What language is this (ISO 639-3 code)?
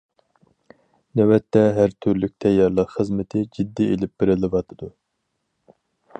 uig